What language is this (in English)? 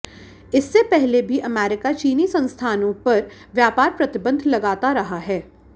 Hindi